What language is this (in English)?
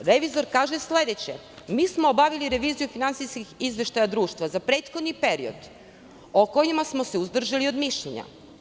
Serbian